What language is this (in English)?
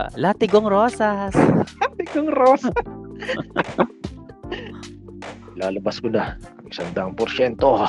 Filipino